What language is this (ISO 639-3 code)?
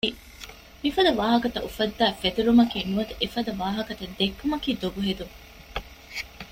div